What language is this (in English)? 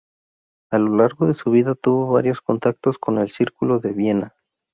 Spanish